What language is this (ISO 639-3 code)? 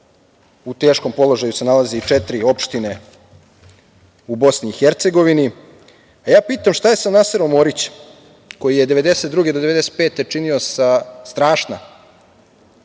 srp